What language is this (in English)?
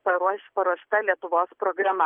Lithuanian